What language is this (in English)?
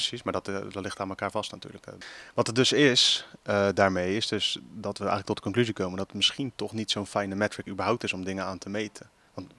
Dutch